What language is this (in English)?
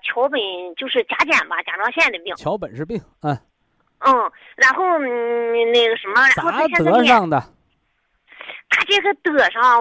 Chinese